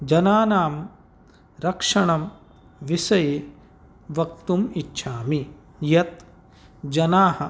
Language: Sanskrit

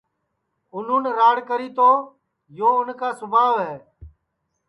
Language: Sansi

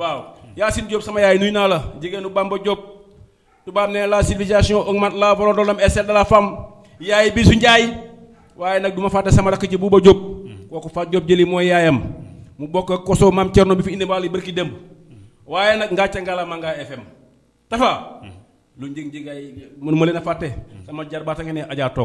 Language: Indonesian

